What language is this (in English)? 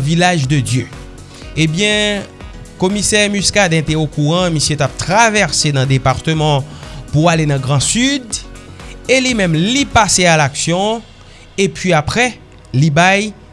French